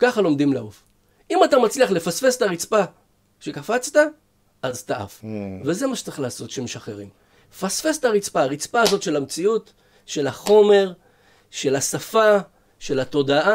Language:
Hebrew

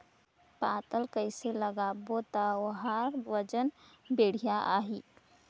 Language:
Chhattisgarhi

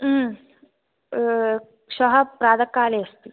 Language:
Sanskrit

